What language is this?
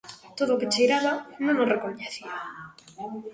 Galician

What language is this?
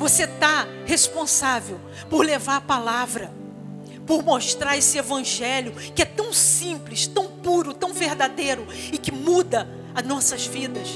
Portuguese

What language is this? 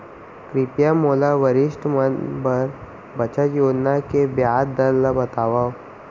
Chhattisgarhi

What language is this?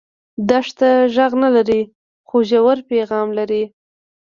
Pashto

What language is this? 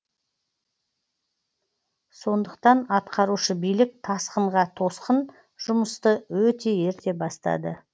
Kazakh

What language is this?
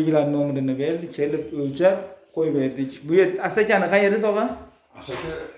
Uzbek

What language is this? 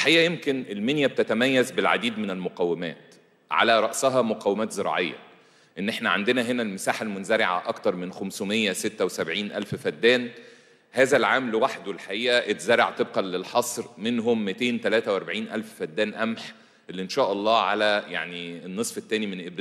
Arabic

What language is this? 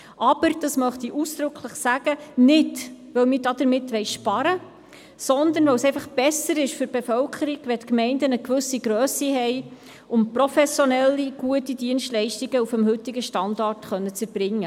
Swiss German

